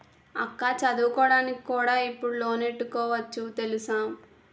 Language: Telugu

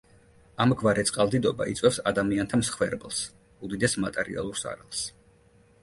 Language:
Georgian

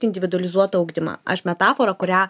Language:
Lithuanian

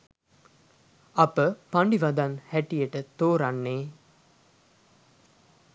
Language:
Sinhala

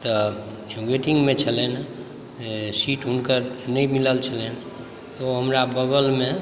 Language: Maithili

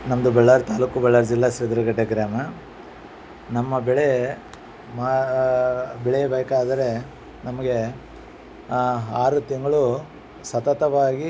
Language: Kannada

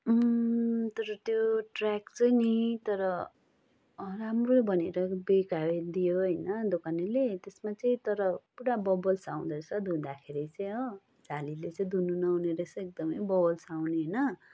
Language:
Nepali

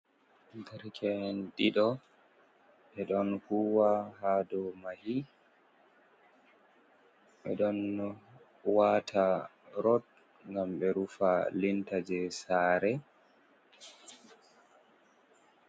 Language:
Fula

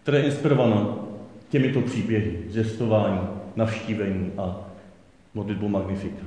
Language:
Czech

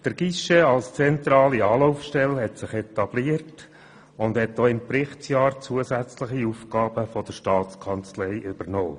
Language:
Swiss German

